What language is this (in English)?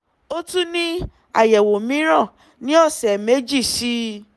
Yoruba